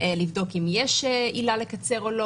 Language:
Hebrew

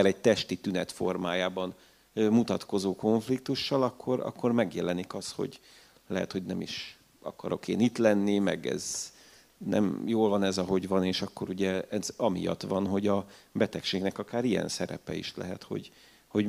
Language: Hungarian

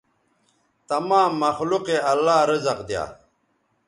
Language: Bateri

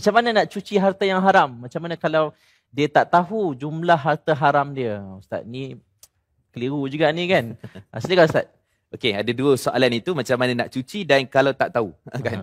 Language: Malay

